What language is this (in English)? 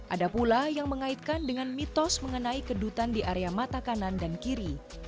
Indonesian